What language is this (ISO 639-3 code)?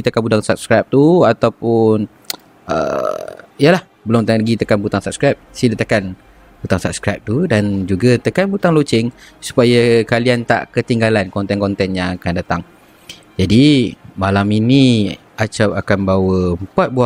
msa